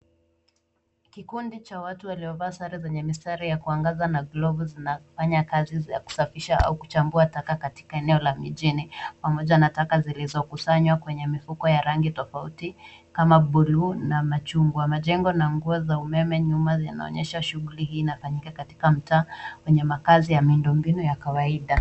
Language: Swahili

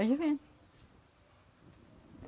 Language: Portuguese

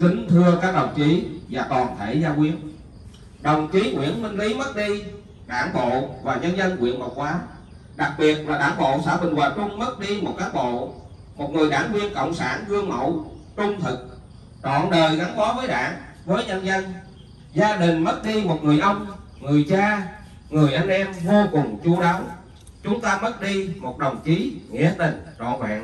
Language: Vietnamese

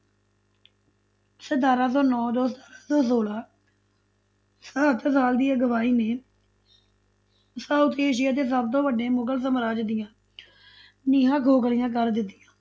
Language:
Punjabi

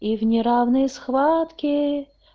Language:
Russian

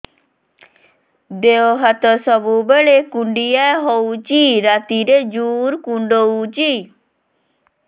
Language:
Odia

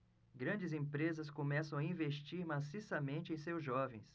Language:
Portuguese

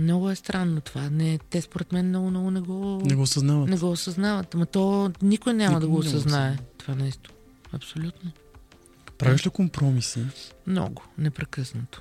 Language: Bulgarian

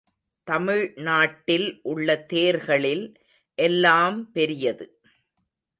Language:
Tamil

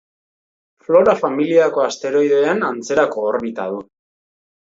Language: Basque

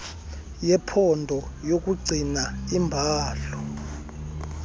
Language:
Xhosa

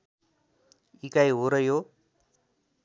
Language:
Nepali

